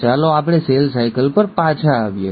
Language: Gujarati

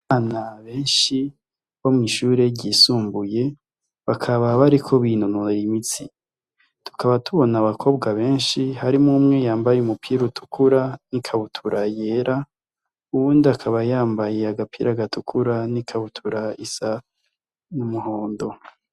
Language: Rundi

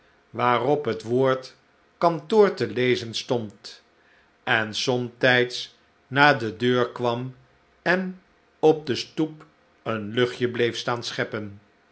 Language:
Dutch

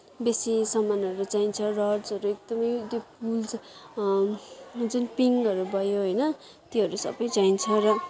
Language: Nepali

